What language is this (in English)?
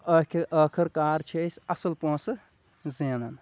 Kashmiri